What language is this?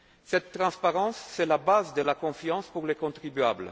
French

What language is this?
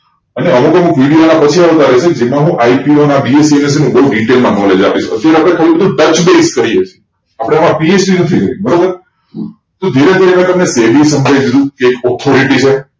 Gujarati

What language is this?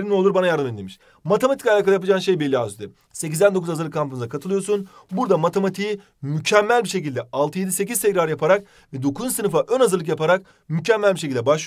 Turkish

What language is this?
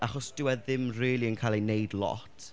Welsh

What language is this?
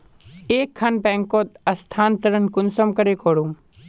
Magahi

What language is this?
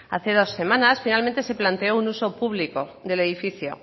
Spanish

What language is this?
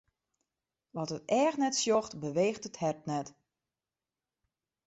Western Frisian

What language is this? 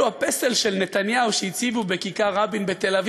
Hebrew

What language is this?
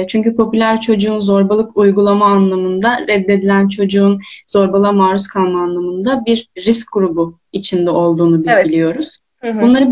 Turkish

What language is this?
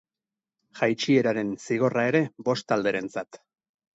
Basque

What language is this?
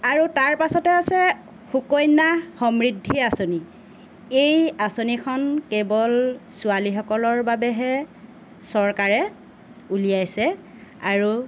Assamese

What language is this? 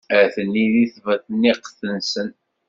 Kabyle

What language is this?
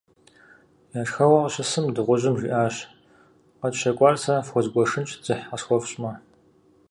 Kabardian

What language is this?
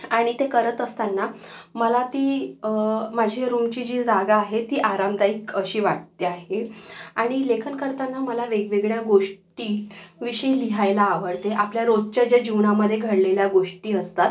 Marathi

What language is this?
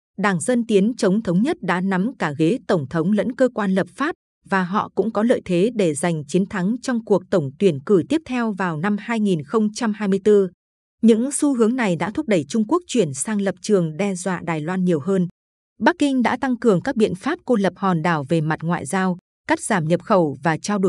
Vietnamese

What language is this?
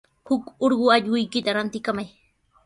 Sihuas Ancash Quechua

